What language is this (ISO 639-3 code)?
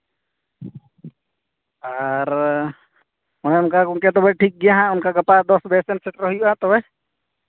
sat